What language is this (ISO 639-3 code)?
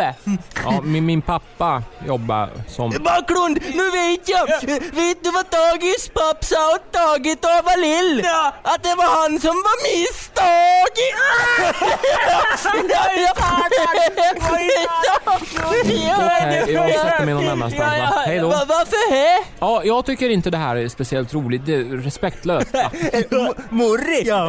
swe